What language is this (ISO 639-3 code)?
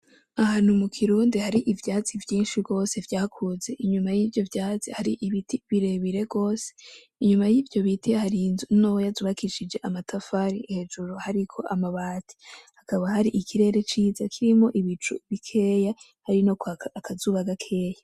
run